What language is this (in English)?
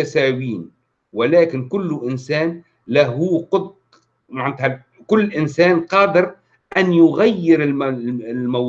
Arabic